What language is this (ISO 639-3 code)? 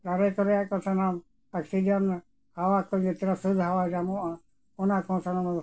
sat